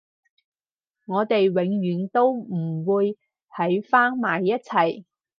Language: Cantonese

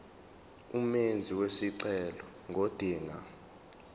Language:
Zulu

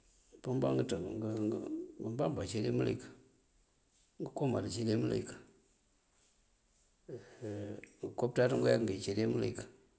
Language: Mandjak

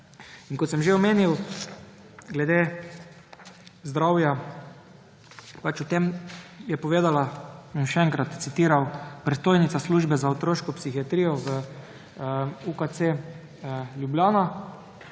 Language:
Slovenian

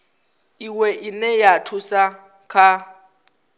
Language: Venda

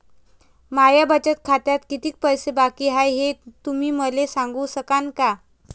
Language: Marathi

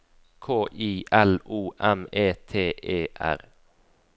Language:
Norwegian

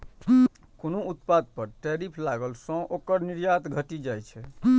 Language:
Maithili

